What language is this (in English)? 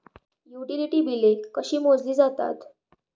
Marathi